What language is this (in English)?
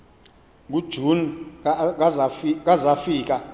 Xhosa